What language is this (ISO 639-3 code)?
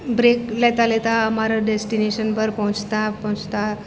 guj